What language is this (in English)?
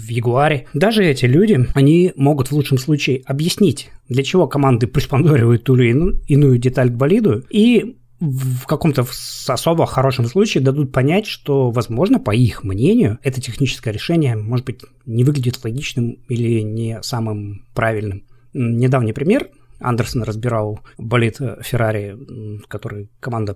Russian